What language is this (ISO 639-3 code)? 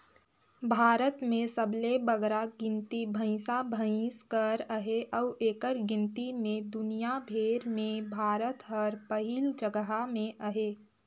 hne